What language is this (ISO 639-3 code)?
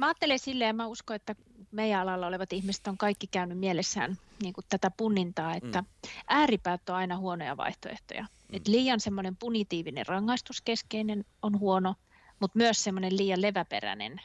fin